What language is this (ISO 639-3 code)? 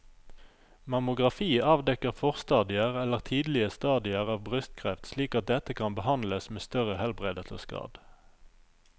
nor